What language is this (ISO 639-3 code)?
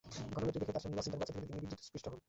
ben